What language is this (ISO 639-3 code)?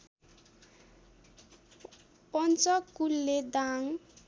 nep